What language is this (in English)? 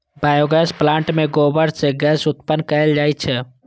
Maithili